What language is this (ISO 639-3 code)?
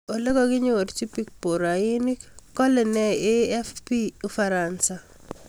kln